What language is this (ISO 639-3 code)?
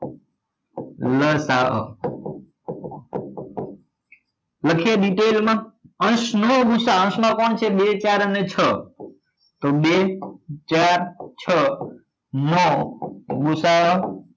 guj